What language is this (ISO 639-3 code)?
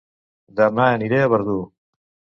cat